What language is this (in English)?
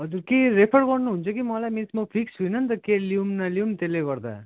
Nepali